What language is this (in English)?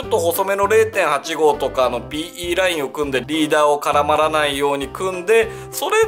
Japanese